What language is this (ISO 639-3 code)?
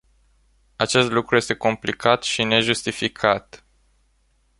ron